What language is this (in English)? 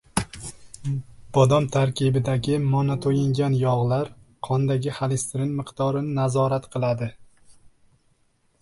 Uzbek